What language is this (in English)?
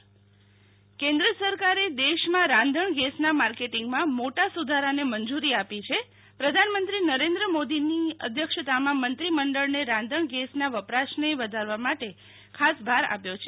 Gujarati